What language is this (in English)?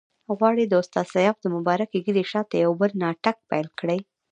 Pashto